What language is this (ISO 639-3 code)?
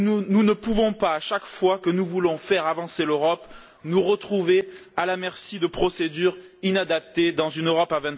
fra